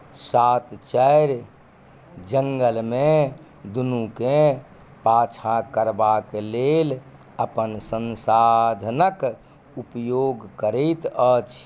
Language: Maithili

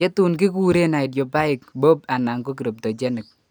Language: Kalenjin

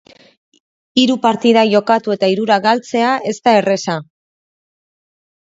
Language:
Basque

